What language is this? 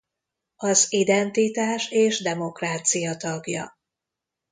Hungarian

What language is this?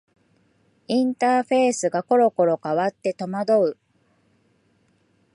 Japanese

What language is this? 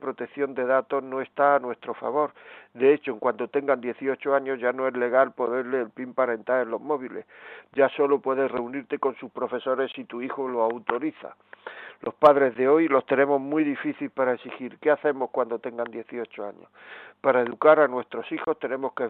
Spanish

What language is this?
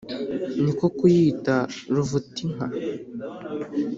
Kinyarwanda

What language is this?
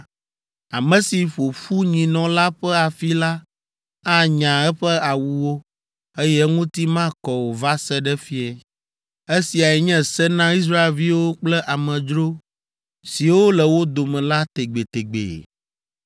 Ewe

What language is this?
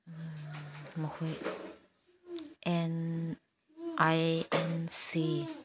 Manipuri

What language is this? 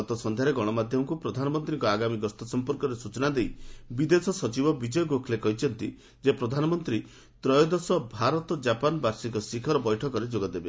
Odia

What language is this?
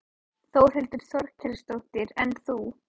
Icelandic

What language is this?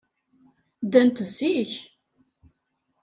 Kabyle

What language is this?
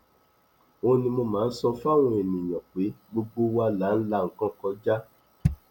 Yoruba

